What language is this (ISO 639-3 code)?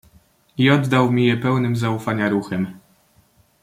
pol